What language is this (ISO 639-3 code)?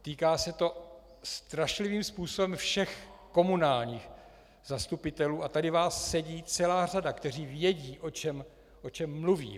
ces